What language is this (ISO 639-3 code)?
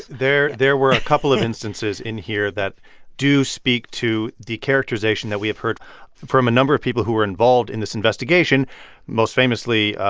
eng